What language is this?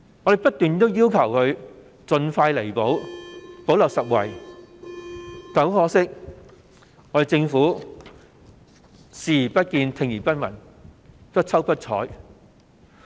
Cantonese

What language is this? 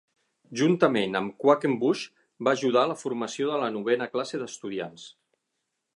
Catalan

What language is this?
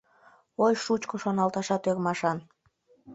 Mari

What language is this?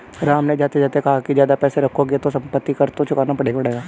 Hindi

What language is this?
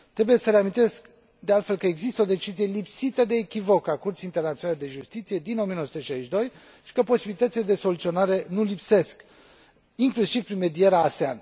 Romanian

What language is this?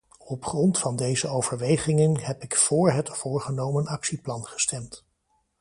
Dutch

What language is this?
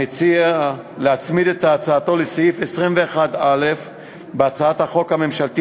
Hebrew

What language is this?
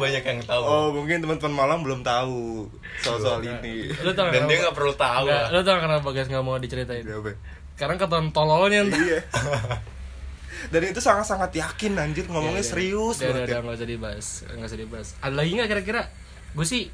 Indonesian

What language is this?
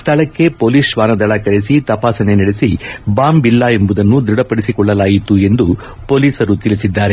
Kannada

